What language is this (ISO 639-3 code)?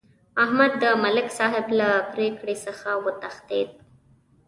pus